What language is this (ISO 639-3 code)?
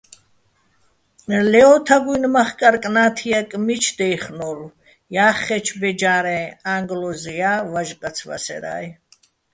bbl